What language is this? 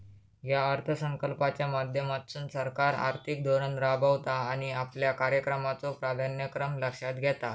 Marathi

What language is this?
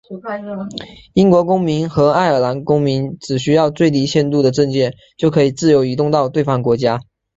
Chinese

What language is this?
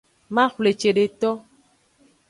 Aja (Benin)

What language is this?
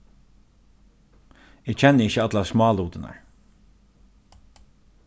Faroese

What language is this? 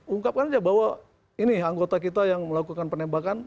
Indonesian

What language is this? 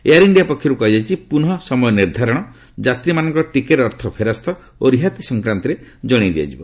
Odia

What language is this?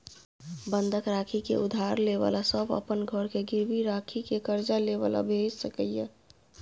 Maithili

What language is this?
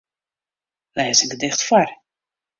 Western Frisian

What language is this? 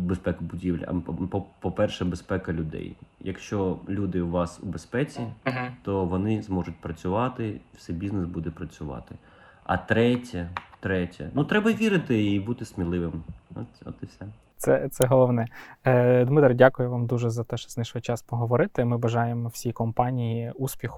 Ukrainian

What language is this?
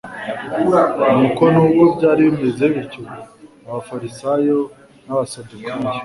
Kinyarwanda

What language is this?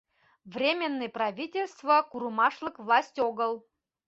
Mari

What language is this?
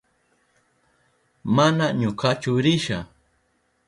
Southern Pastaza Quechua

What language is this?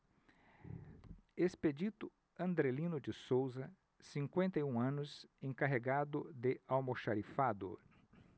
Portuguese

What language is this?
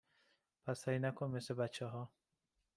Persian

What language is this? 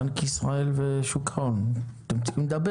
Hebrew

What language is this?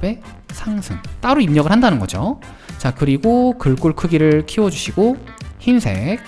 Korean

